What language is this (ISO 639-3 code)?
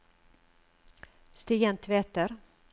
nor